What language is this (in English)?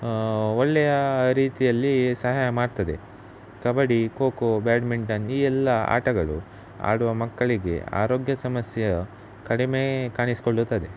Kannada